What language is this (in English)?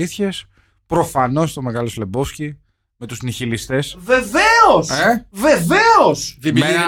Greek